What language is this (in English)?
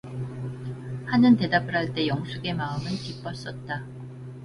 Korean